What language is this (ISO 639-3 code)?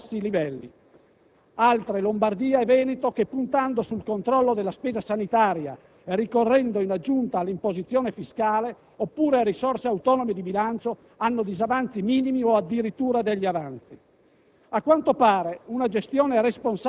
ita